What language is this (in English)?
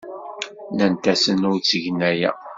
Kabyle